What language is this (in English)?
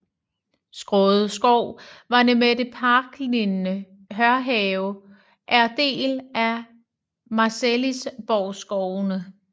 Danish